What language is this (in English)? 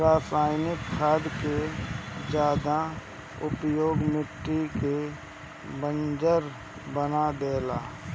Bhojpuri